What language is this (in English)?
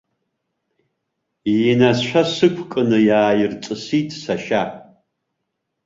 Abkhazian